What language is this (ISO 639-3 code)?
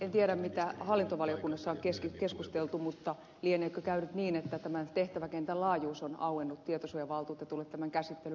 fin